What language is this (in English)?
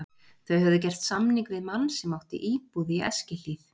Icelandic